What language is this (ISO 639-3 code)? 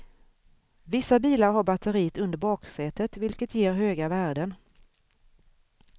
swe